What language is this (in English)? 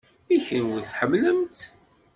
Kabyle